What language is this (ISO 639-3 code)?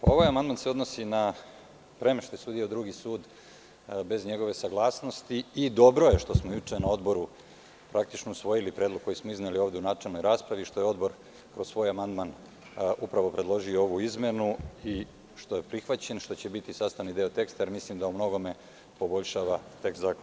srp